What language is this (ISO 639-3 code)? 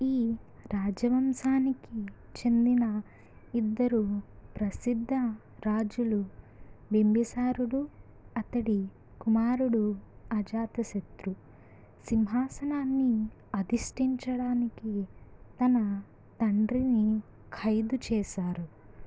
tel